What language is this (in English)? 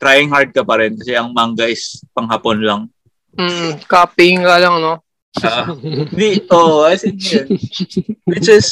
Filipino